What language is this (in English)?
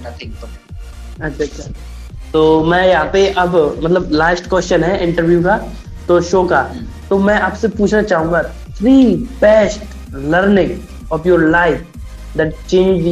Hindi